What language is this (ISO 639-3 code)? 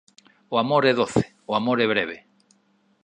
glg